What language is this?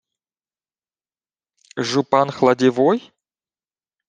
Ukrainian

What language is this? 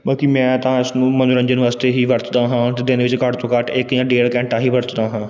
Punjabi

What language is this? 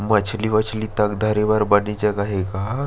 Chhattisgarhi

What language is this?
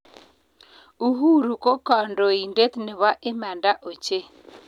Kalenjin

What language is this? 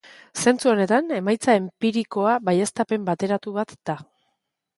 Basque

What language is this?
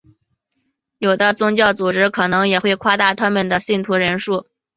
Chinese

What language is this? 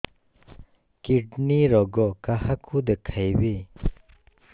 Odia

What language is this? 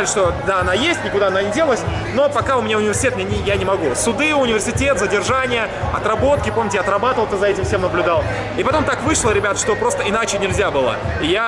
Russian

